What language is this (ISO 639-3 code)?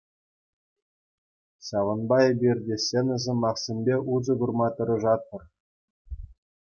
chv